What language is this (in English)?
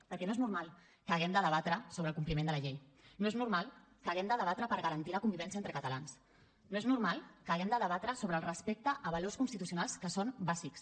Catalan